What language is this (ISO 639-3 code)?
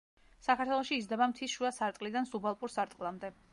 kat